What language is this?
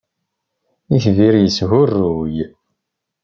Kabyle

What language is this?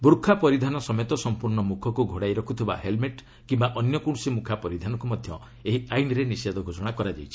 Odia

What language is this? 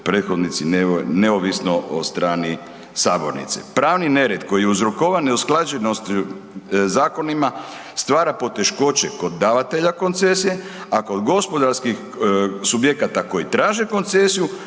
Croatian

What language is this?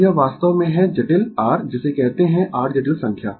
Hindi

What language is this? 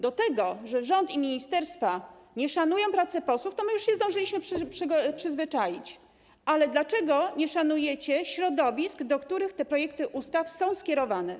Polish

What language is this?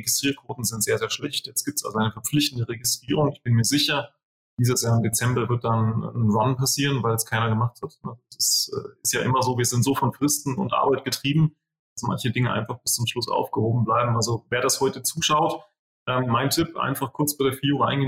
German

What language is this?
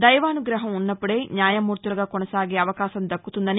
Telugu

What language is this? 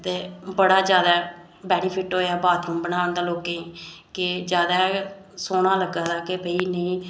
Dogri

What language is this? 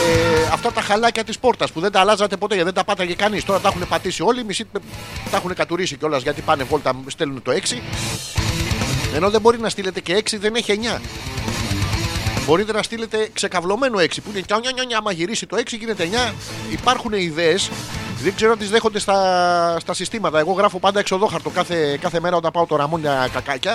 Greek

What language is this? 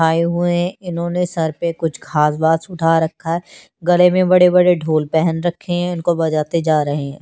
Hindi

